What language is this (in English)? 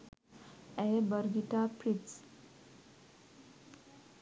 Sinhala